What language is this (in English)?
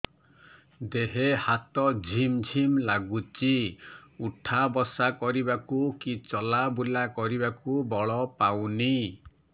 Odia